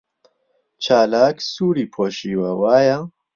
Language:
Central Kurdish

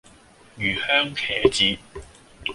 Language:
Cantonese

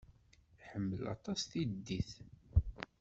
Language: Kabyle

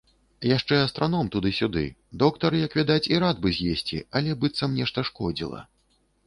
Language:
Belarusian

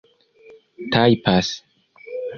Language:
Esperanto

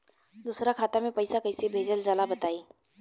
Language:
Bhojpuri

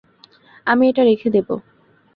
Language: Bangla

